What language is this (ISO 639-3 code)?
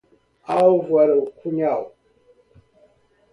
por